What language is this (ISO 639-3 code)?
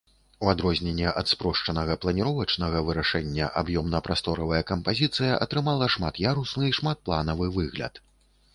bel